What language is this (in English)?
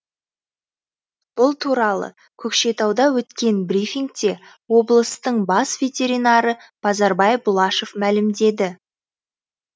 Kazakh